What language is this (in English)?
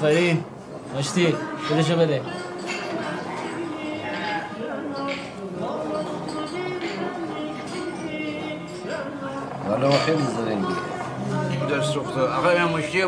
Persian